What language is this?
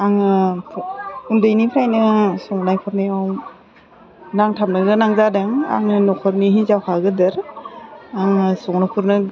Bodo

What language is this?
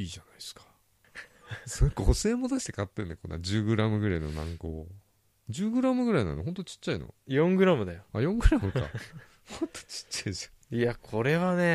Japanese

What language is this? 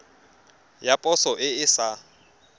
Tswana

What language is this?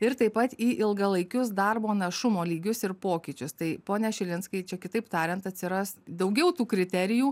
Lithuanian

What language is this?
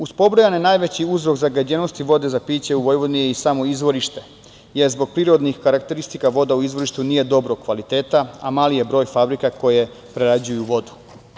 Serbian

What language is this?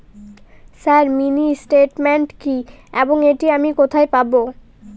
Bangla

